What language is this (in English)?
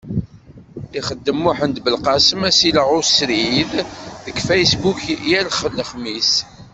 Kabyle